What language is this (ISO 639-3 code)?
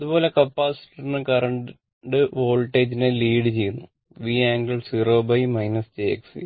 mal